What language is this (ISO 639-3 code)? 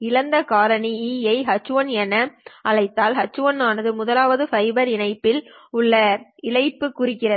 tam